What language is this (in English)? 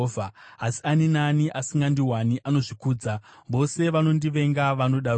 Shona